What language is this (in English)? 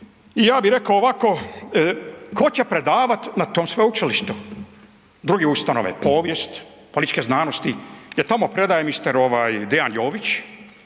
Croatian